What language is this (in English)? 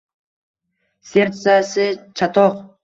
Uzbek